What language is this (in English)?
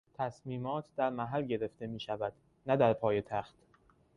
Persian